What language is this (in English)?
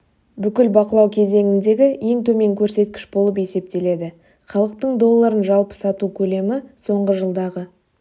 Kazakh